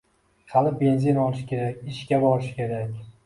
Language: Uzbek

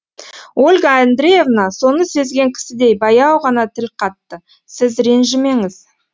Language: Kazakh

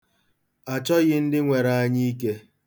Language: Igbo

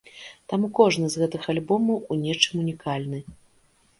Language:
Belarusian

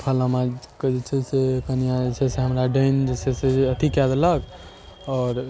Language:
Maithili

